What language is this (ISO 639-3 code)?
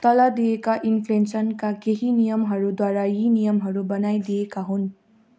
nep